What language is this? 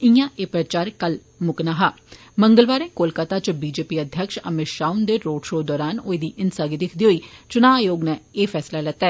Dogri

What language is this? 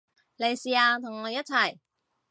Cantonese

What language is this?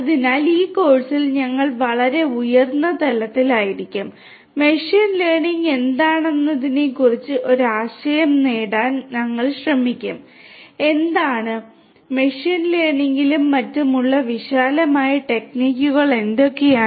Malayalam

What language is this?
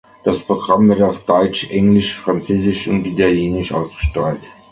German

